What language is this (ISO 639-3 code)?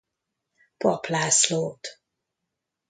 hun